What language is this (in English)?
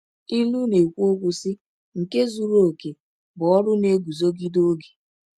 Igbo